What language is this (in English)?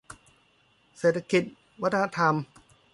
Thai